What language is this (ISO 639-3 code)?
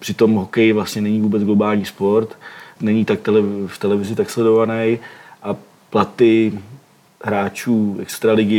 ces